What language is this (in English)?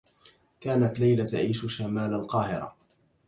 Arabic